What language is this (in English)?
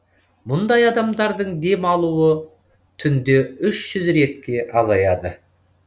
Kazakh